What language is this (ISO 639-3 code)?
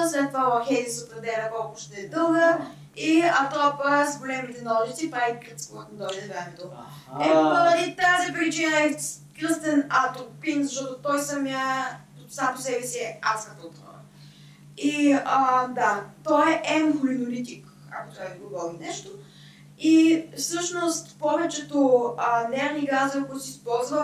bul